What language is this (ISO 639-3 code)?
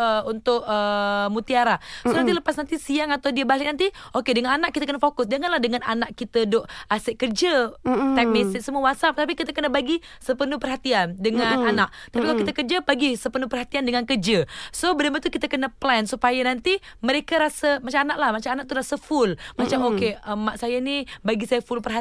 msa